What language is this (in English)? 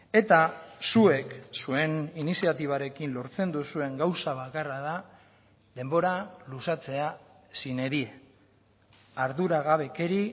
Basque